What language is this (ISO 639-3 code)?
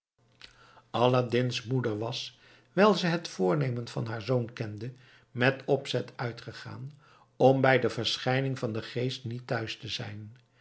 nld